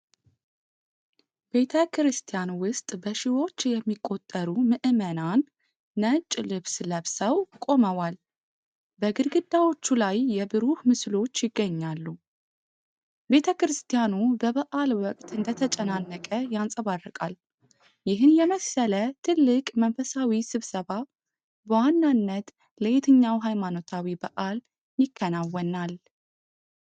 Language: Amharic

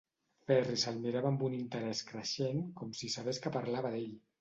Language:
Catalan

